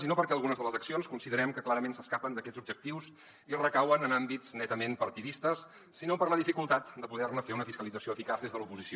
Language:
Catalan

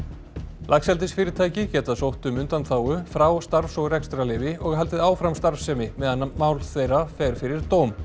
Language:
Icelandic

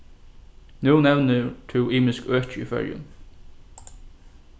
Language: Faroese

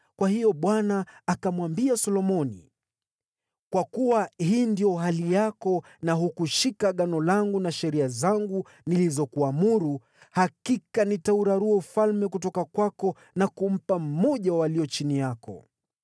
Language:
Swahili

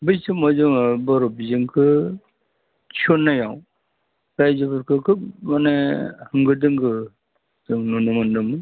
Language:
Bodo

